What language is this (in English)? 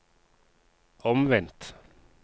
Norwegian